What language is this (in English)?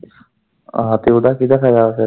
Punjabi